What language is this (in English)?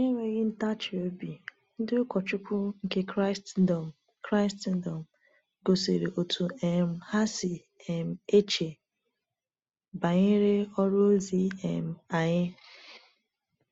Igbo